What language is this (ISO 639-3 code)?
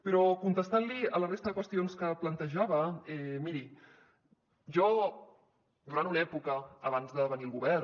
cat